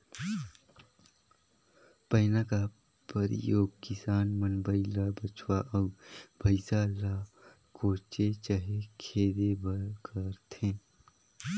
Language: Chhattisgarhi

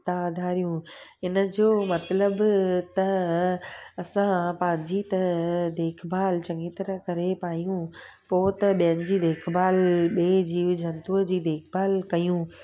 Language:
Sindhi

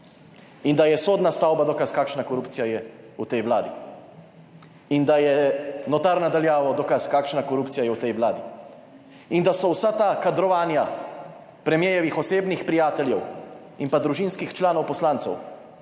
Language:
Slovenian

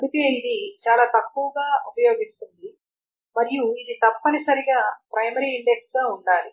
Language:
Telugu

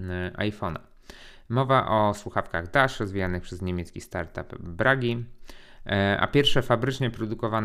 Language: Polish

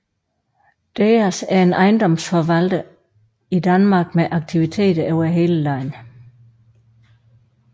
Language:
Danish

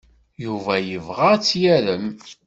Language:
Kabyle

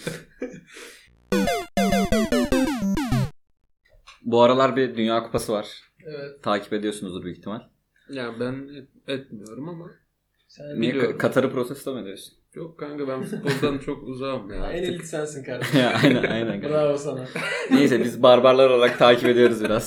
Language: Turkish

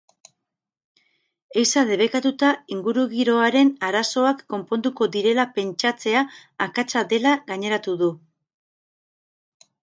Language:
Basque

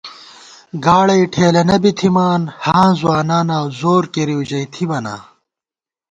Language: Gawar-Bati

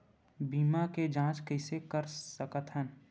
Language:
Chhattisgarhi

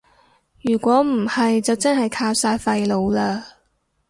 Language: Cantonese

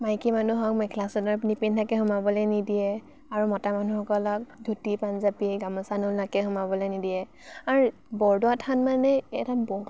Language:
Assamese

